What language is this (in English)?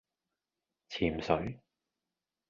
Cantonese